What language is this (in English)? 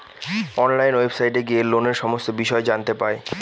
Bangla